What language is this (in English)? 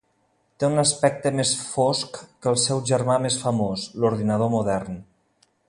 Catalan